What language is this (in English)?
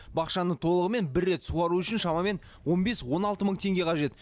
Kazakh